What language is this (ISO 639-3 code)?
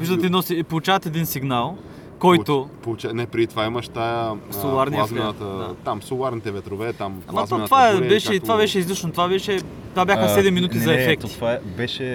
bul